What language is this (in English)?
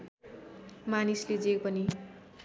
Nepali